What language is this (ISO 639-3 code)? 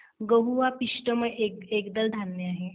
mar